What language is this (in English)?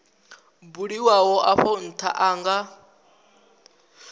Venda